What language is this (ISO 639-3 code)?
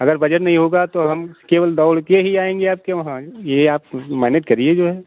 hin